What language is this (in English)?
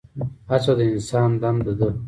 Pashto